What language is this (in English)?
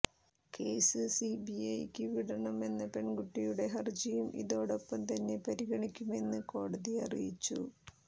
Malayalam